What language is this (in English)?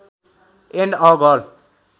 Nepali